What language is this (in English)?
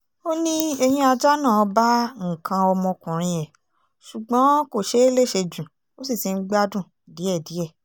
Yoruba